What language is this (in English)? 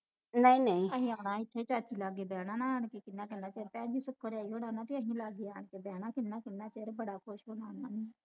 Punjabi